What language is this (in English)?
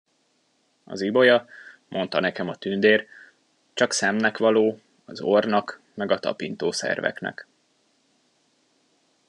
Hungarian